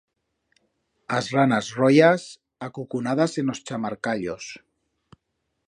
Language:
Aragonese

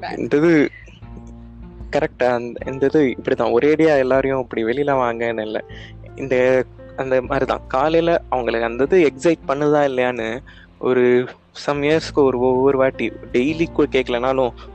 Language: Tamil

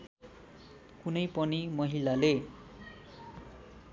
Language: Nepali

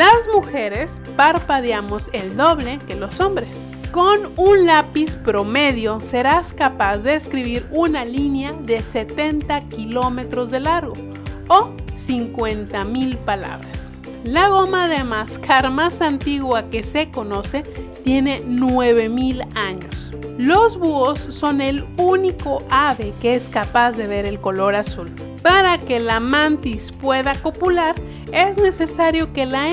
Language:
Spanish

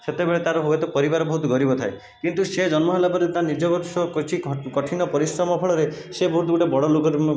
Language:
Odia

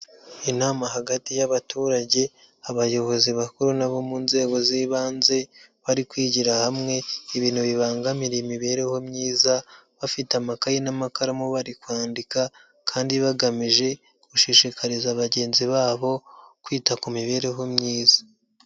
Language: Kinyarwanda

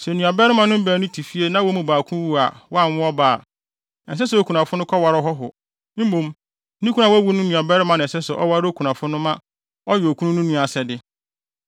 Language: Akan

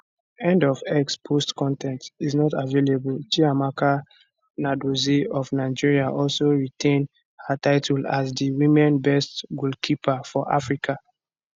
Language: Nigerian Pidgin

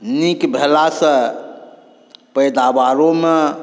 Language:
Maithili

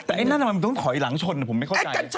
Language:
Thai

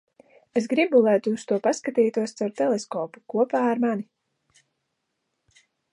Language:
Latvian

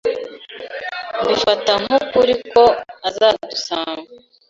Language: Kinyarwanda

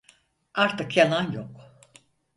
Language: Turkish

